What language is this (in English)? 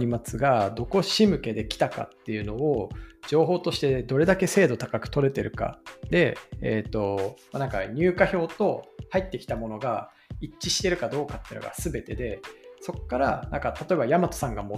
Japanese